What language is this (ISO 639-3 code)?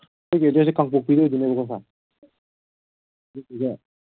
mni